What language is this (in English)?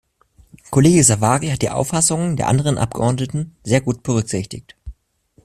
German